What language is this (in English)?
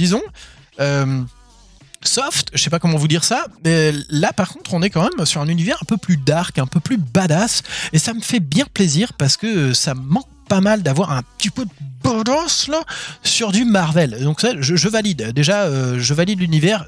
French